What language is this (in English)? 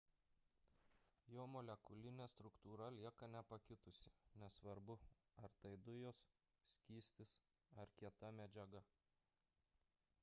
Lithuanian